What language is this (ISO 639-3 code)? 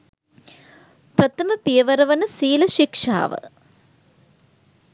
sin